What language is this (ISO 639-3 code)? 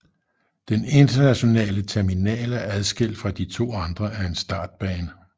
dan